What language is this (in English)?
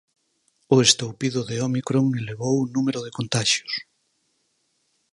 Galician